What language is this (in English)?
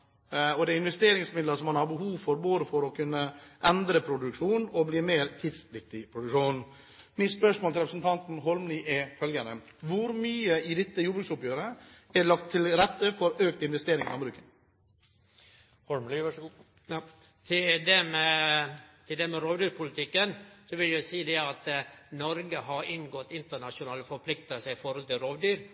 Norwegian